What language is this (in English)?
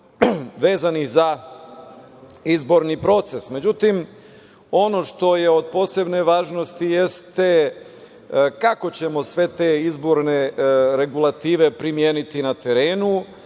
Serbian